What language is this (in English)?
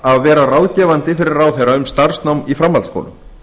Icelandic